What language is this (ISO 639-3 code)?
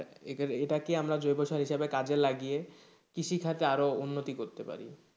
ben